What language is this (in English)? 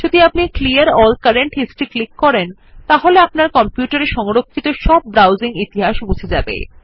Bangla